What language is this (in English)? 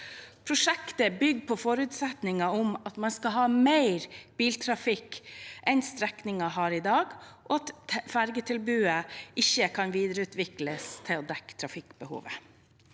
Norwegian